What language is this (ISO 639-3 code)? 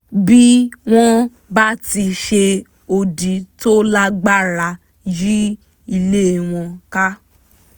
yor